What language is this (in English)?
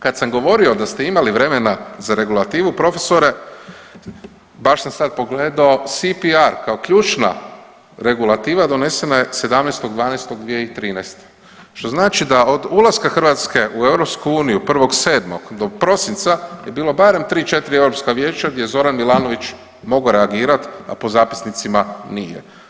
Croatian